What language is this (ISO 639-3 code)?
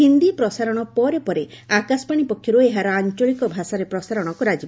ori